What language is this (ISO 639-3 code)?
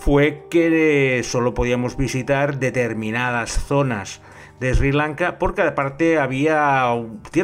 spa